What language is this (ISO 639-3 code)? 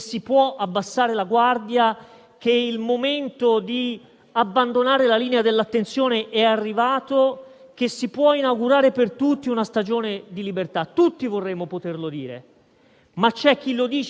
ita